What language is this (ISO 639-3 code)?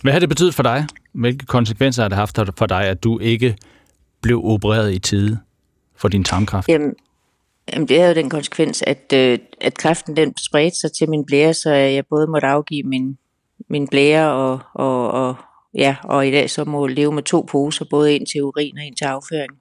dan